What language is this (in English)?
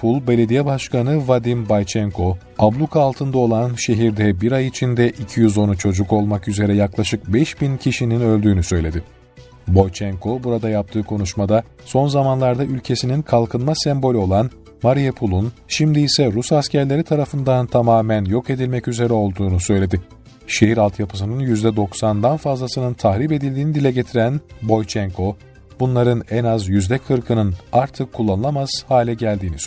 Turkish